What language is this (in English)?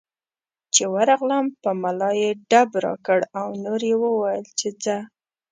Pashto